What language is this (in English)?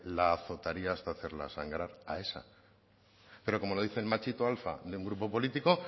Spanish